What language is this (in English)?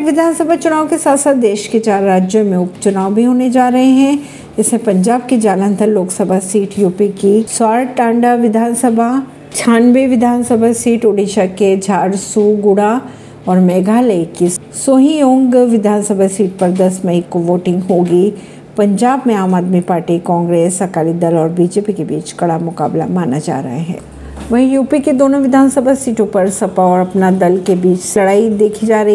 Hindi